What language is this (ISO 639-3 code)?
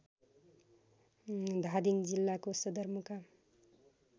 nep